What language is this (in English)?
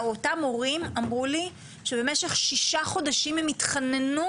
Hebrew